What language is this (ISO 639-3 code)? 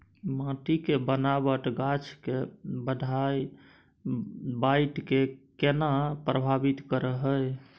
mai